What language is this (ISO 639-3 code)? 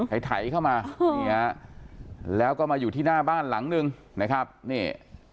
tha